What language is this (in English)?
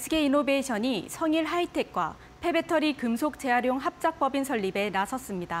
Korean